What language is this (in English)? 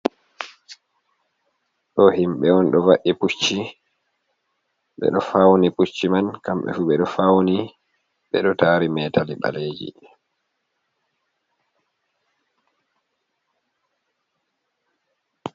Fula